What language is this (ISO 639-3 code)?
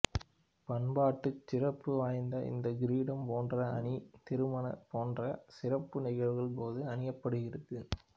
tam